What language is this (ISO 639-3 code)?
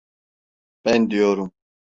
tur